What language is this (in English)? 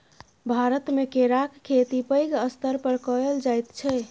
Maithili